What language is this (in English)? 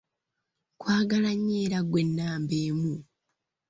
Ganda